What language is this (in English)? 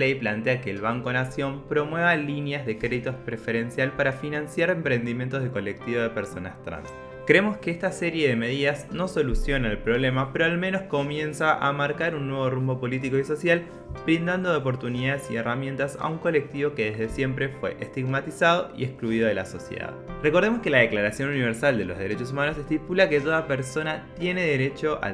Spanish